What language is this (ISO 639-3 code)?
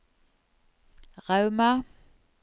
nor